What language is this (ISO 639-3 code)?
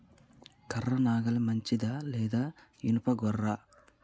tel